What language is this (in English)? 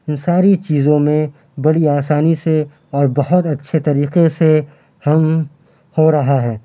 Urdu